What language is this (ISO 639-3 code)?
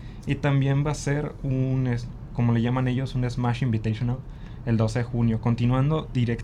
spa